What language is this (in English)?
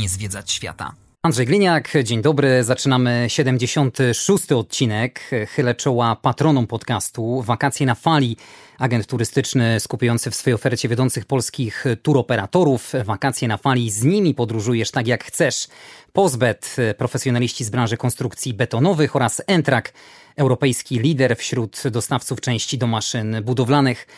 Polish